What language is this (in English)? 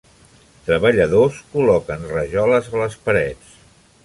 Catalan